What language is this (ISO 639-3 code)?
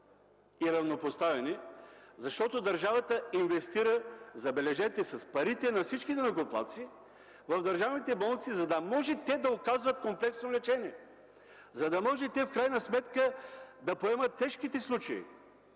bul